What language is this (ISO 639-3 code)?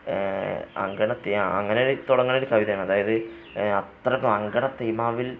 mal